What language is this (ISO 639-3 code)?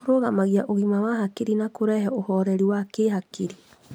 kik